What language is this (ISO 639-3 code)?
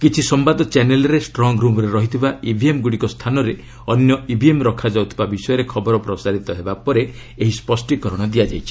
ori